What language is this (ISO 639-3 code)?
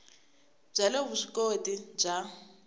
tso